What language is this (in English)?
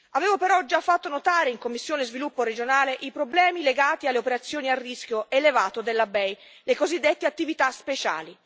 Italian